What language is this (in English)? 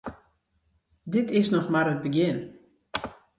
Western Frisian